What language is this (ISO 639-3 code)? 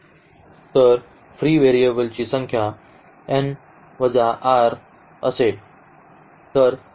mar